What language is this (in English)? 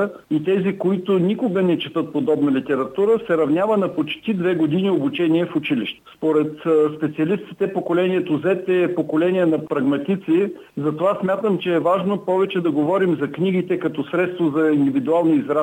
Bulgarian